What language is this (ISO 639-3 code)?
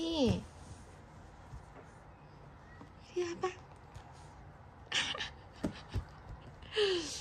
kor